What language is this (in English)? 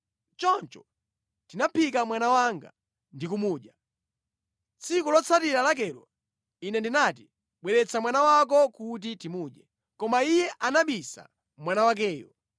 Nyanja